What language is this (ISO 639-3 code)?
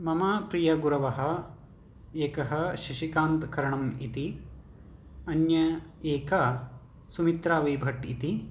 san